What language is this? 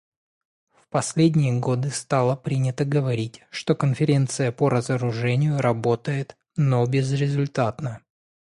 Russian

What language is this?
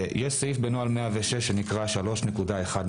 Hebrew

